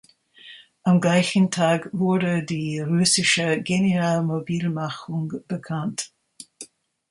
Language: German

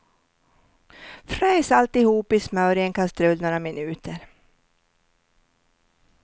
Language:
Swedish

